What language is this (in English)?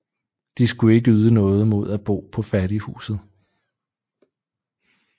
Danish